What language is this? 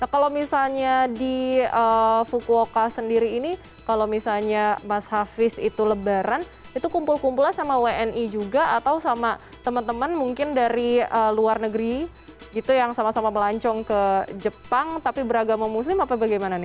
Indonesian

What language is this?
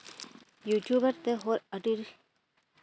Santali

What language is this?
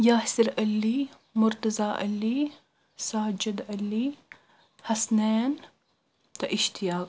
Kashmiri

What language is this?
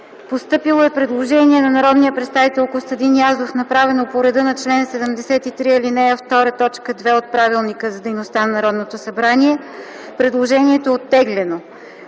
Bulgarian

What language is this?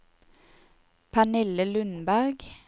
Norwegian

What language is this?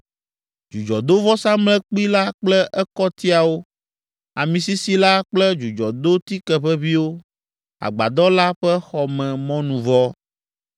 Ewe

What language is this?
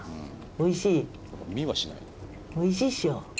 Japanese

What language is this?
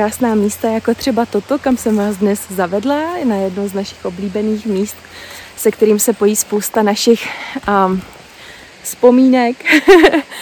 Czech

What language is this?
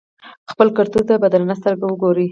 Pashto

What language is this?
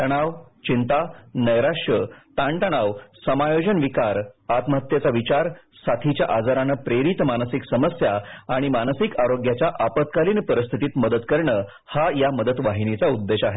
Marathi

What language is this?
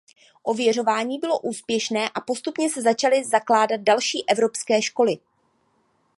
Czech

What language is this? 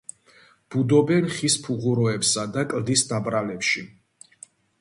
Georgian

